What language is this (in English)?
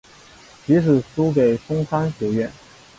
Chinese